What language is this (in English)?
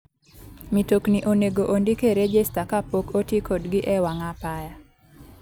Luo (Kenya and Tanzania)